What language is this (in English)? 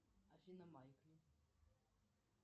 Russian